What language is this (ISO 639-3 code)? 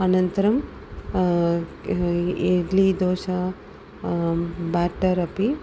san